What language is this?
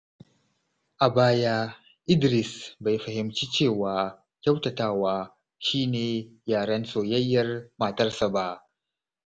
Hausa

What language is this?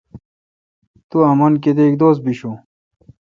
Kalkoti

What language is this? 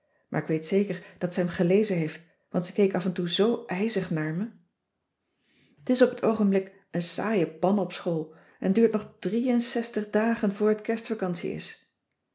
Dutch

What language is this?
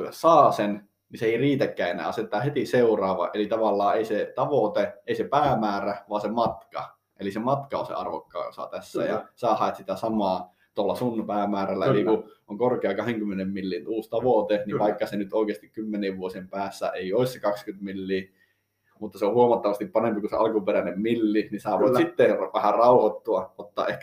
Finnish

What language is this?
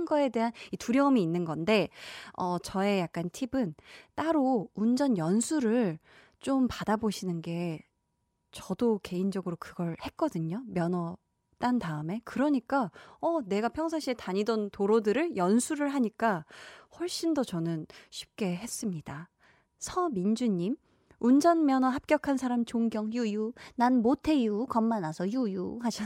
Korean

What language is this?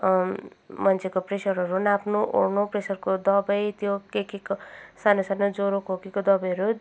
Nepali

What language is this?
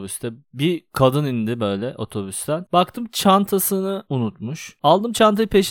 Turkish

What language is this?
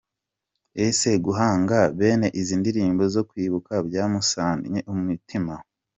Kinyarwanda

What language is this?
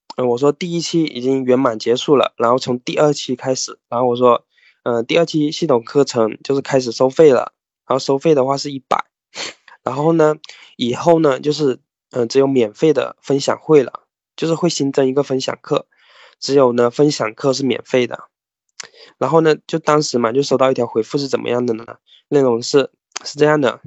Chinese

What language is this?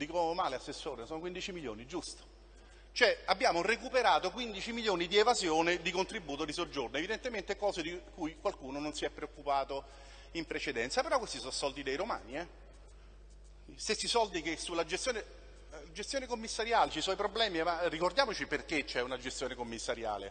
Italian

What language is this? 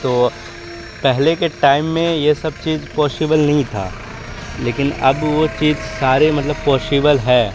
Urdu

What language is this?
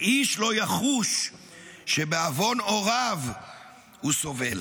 Hebrew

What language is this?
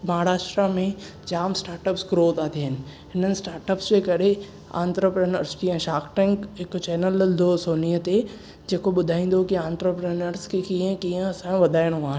Sindhi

